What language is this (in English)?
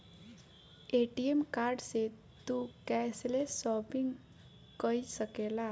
Bhojpuri